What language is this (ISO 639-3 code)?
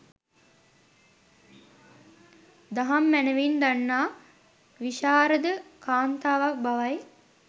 sin